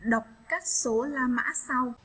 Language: Vietnamese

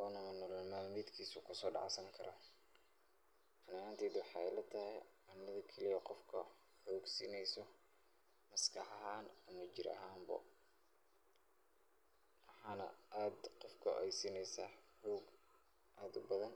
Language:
Somali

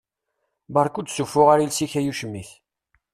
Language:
Kabyle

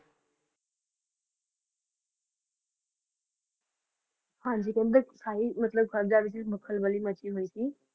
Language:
Punjabi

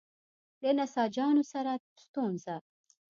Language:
Pashto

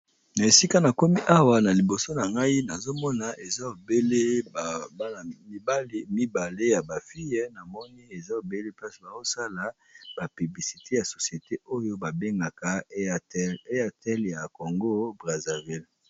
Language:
Lingala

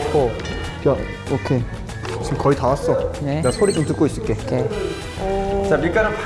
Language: Korean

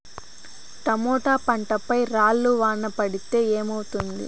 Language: Telugu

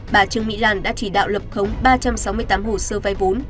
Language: Vietnamese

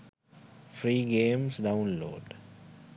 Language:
Sinhala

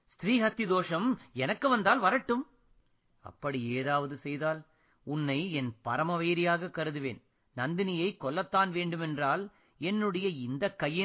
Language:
Tamil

